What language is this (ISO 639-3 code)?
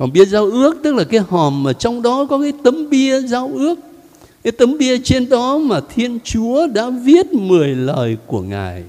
vie